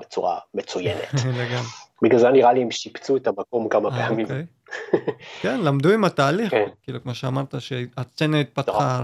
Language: Hebrew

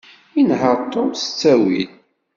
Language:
Kabyle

